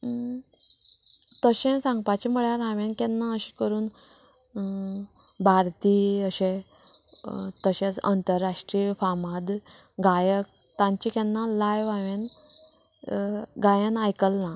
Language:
Konkani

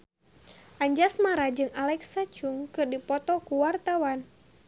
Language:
Sundanese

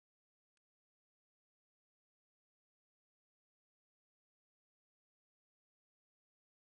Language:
Kinyarwanda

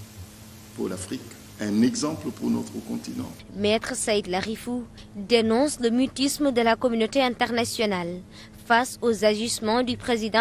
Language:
French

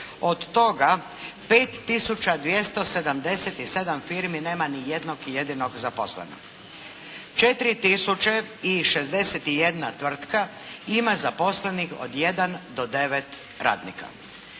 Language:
Croatian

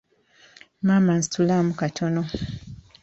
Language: Ganda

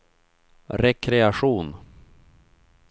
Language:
Swedish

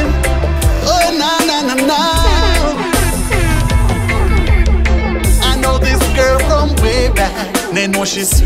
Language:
English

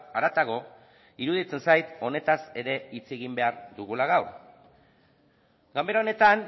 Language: Basque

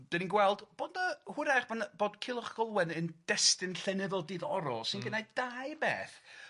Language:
Welsh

